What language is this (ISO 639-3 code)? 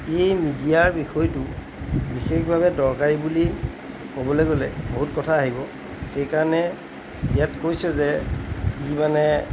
asm